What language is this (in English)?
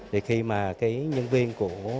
Vietnamese